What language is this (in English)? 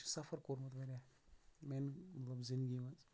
Kashmiri